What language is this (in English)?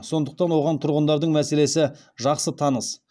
Kazakh